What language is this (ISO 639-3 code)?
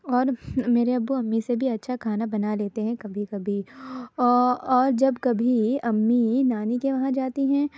urd